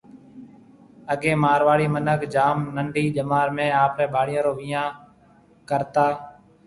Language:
Marwari (Pakistan)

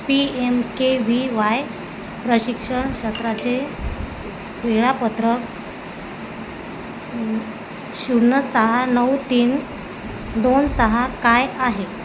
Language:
Marathi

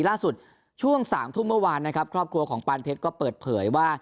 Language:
Thai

